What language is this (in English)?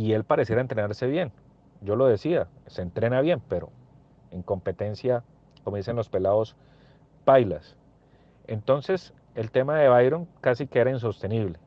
Spanish